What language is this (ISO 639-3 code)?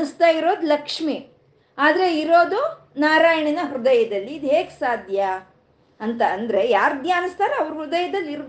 kan